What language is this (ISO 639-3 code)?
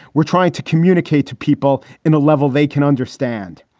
eng